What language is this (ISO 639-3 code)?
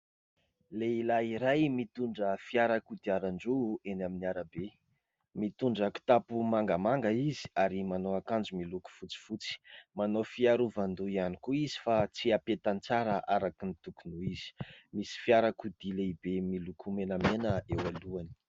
mlg